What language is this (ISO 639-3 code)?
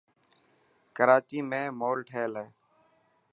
mki